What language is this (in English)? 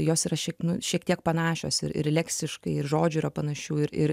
Lithuanian